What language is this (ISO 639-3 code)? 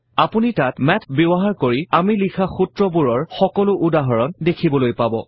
asm